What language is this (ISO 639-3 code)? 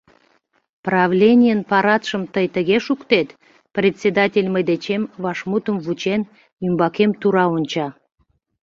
chm